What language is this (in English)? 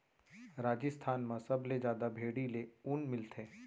Chhattisgarhi